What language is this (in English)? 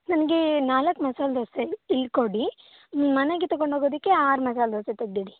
Kannada